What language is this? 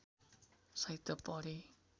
Nepali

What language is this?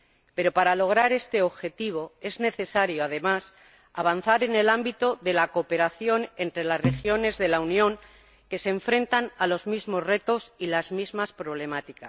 Spanish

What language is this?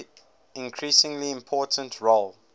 English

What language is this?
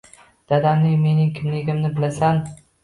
Uzbek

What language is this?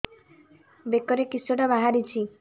Odia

